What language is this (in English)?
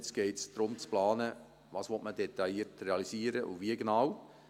Swiss German